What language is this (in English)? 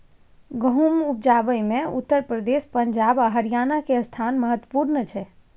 Maithili